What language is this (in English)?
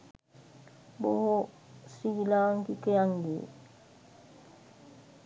Sinhala